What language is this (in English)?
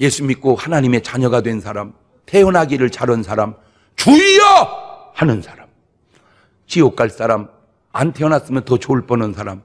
Korean